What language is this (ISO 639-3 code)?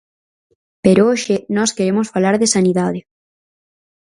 glg